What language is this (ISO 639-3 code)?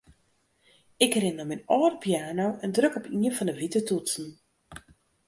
fry